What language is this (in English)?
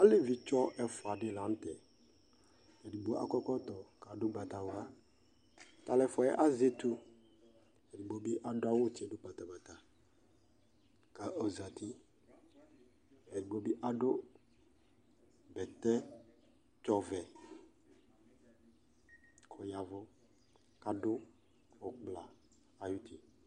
Ikposo